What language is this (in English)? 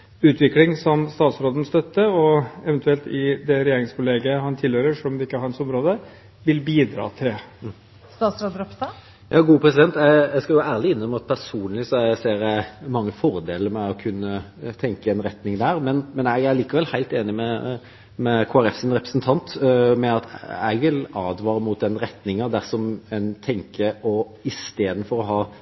Norwegian Bokmål